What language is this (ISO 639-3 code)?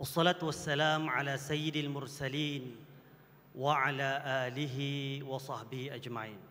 msa